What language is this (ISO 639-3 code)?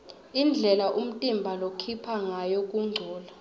ssw